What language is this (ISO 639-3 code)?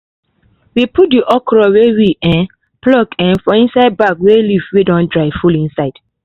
pcm